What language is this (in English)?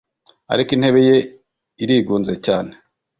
Kinyarwanda